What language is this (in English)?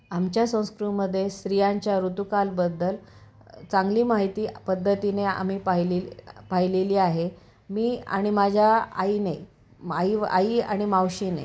Marathi